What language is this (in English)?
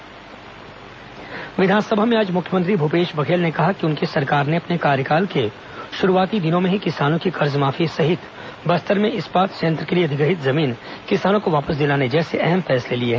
Hindi